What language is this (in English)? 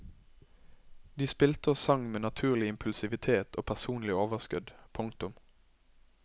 Norwegian